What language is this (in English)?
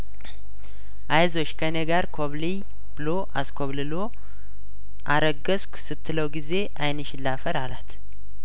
Amharic